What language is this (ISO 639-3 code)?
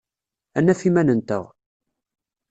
kab